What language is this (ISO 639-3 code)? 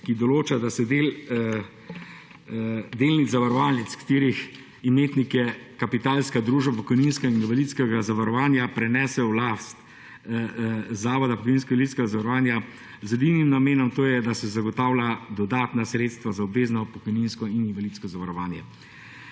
slv